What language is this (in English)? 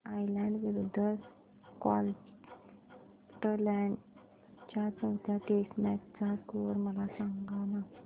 Marathi